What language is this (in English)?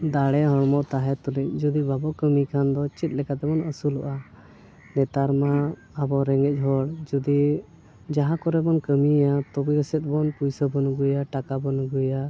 Santali